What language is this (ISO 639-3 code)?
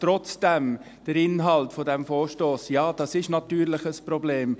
gsw